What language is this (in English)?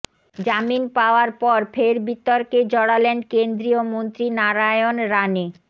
Bangla